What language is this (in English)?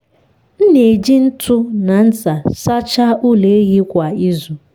Igbo